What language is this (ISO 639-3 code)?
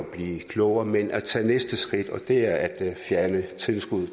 dan